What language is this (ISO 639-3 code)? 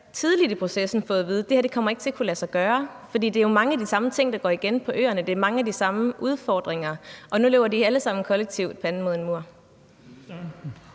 dan